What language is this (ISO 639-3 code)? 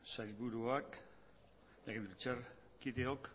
eus